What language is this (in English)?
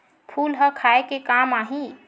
Chhattisgarhi